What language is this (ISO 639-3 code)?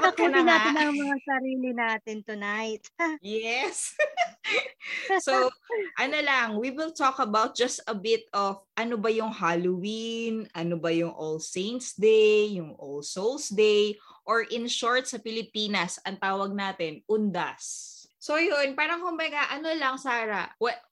fil